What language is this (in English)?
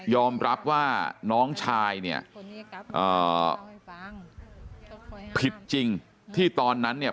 Thai